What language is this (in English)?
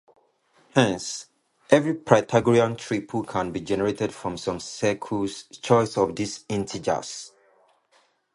English